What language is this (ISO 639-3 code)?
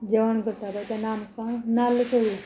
kok